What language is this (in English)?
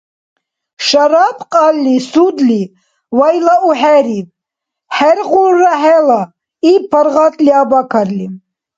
Dargwa